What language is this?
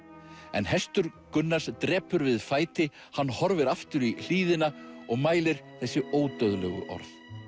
Icelandic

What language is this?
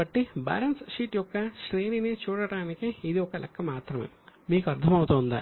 Telugu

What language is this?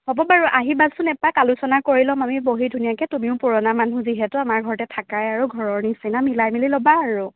Assamese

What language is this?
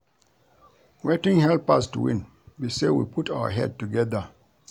Nigerian Pidgin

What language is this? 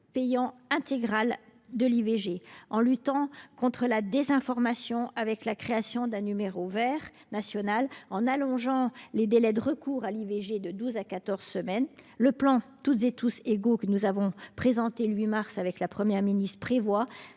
French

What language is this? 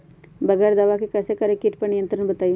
Magahi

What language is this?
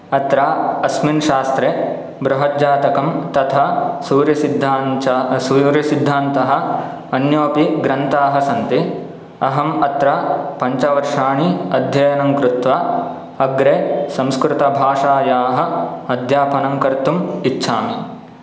Sanskrit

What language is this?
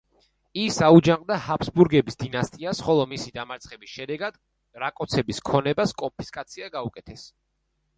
Georgian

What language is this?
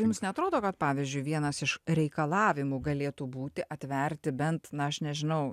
Lithuanian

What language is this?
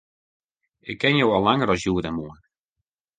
Western Frisian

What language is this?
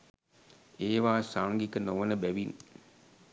Sinhala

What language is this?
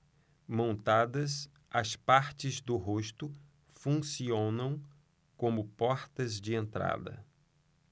Portuguese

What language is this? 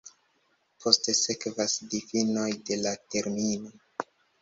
Esperanto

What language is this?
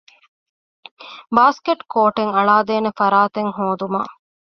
Divehi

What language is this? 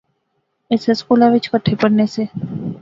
Pahari-Potwari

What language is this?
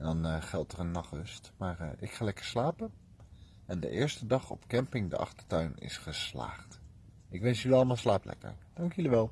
Dutch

